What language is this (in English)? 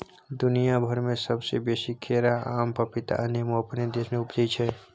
Maithili